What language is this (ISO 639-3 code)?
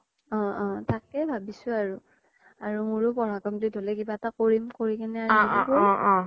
asm